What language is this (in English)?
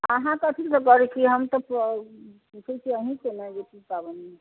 Maithili